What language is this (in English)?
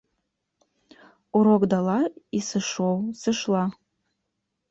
Belarusian